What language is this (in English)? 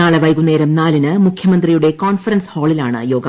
Malayalam